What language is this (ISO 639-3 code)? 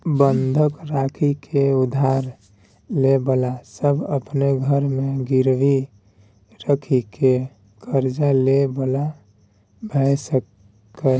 mai